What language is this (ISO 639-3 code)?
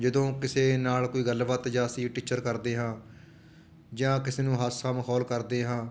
pan